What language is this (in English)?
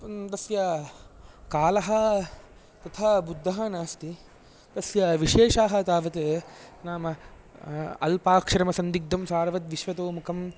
Sanskrit